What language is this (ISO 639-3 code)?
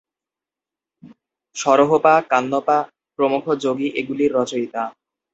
ben